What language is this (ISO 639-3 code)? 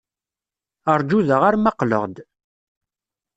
kab